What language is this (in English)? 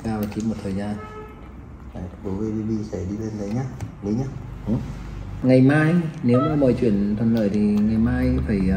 Vietnamese